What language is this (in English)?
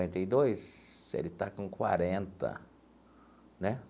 Portuguese